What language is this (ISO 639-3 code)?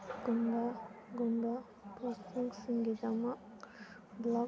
mni